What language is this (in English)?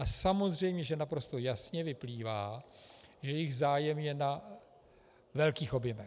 Czech